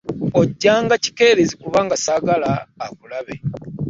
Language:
Ganda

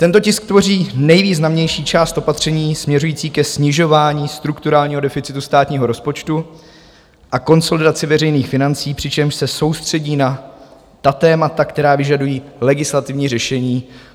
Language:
Czech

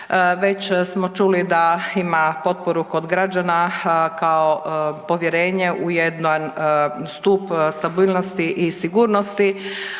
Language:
Croatian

